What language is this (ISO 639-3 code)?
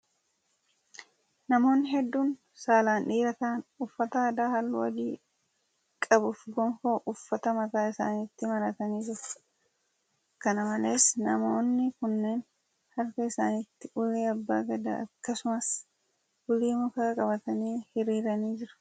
orm